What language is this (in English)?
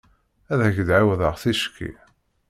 Kabyle